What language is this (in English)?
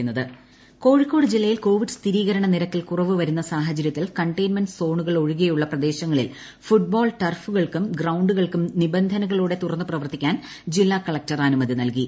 Malayalam